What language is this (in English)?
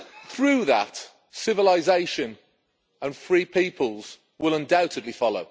English